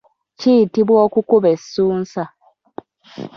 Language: Ganda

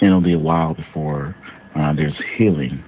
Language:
English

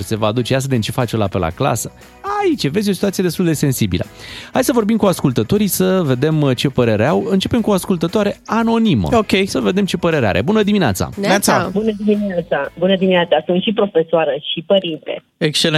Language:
Romanian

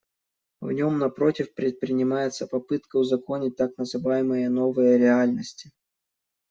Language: Russian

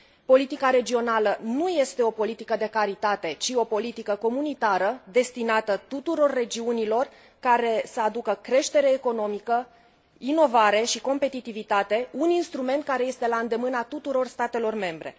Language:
Romanian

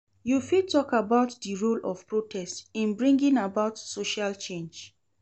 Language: Nigerian Pidgin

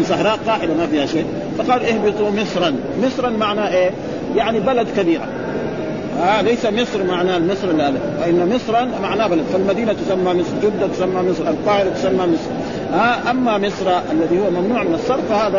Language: Arabic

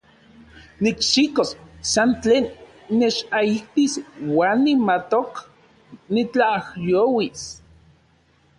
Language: Central Puebla Nahuatl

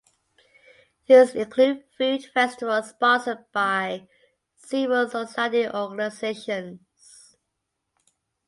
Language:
English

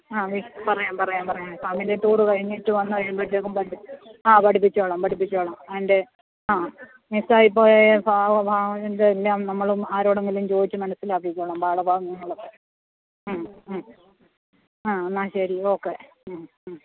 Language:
Malayalam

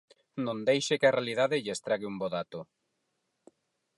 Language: Galician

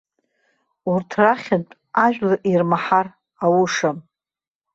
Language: Abkhazian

